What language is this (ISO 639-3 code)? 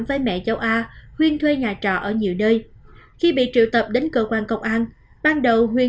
vie